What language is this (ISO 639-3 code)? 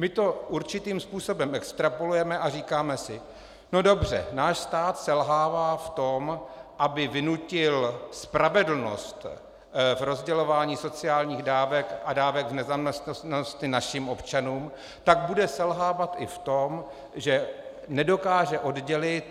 ces